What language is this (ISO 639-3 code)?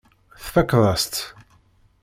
kab